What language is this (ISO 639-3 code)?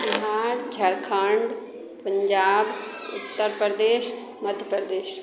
mai